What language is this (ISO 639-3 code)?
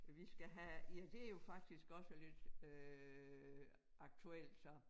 dan